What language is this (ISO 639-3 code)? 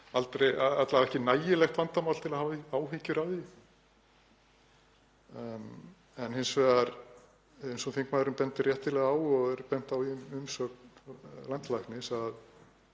isl